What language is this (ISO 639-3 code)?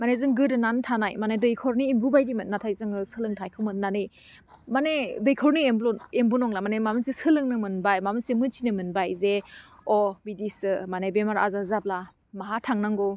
brx